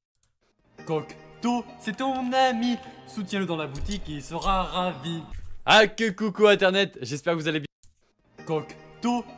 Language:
French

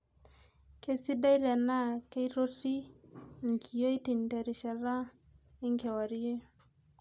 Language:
Masai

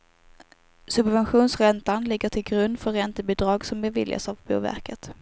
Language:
Swedish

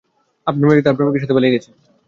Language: Bangla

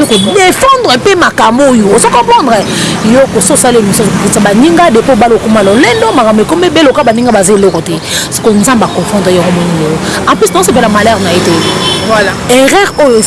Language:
French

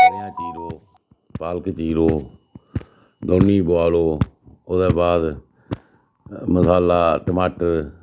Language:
Dogri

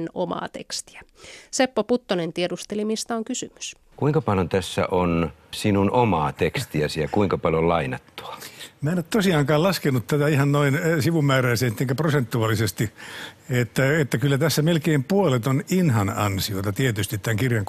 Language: Finnish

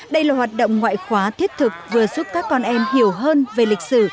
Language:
Vietnamese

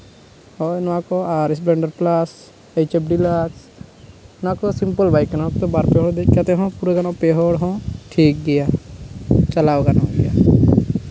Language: Santali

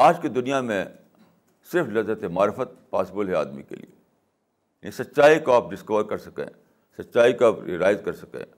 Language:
Urdu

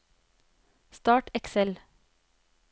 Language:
Norwegian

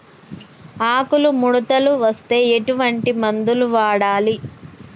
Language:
Telugu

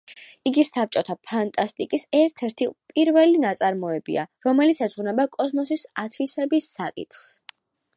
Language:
Georgian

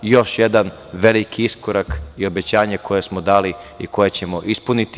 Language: Serbian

